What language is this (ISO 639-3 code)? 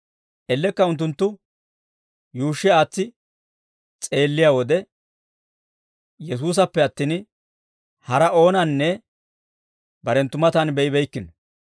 dwr